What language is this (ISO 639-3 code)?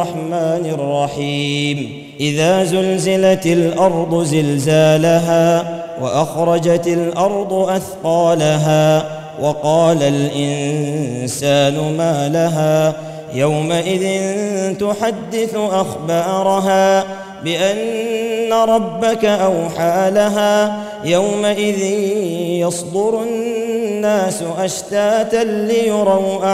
ara